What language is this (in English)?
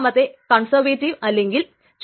Malayalam